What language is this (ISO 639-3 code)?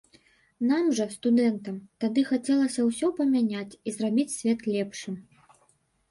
bel